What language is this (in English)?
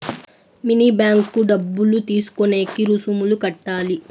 Telugu